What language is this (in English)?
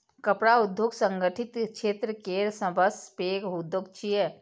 Maithili